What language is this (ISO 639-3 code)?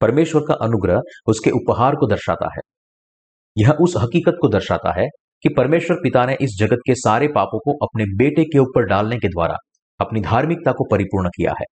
hin